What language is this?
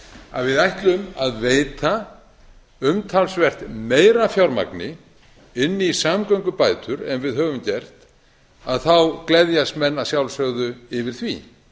Icelandic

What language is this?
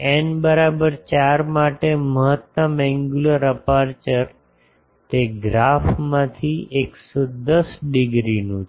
Gujarati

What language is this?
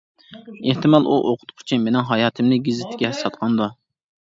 Uyghur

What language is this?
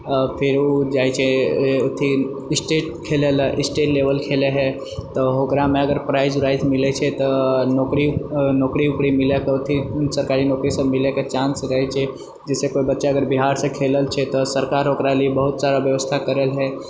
Maithili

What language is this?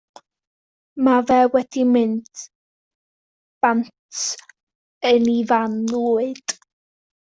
Welsh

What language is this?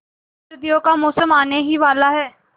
Hindi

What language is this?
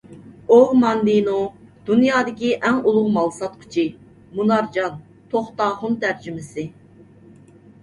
Uyghur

